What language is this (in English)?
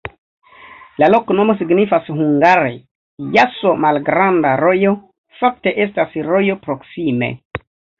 Esperanto